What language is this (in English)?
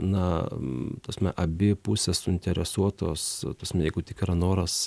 Lithuanian